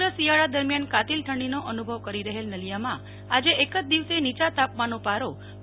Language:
Gujarati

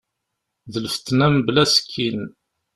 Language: Kabyle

